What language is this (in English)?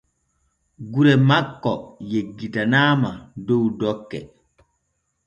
Borgu Fulfulde